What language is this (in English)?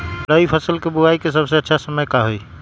Magahi